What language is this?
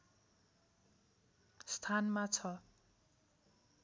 Nepali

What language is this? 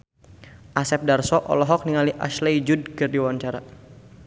Sundanese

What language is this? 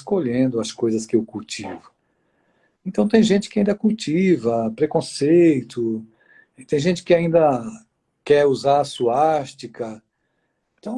Portuguese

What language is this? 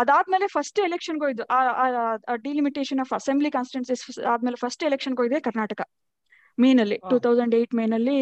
Kannada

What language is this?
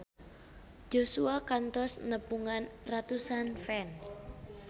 Sundanese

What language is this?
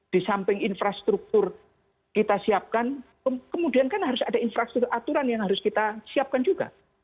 Indonesian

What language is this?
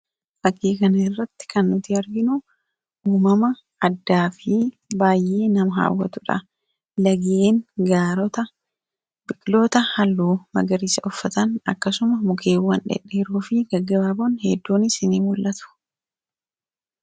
Oromo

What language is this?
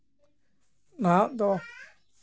Santali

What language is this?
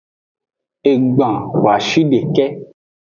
Aja (Benin)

